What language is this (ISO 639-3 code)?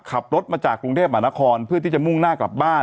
tha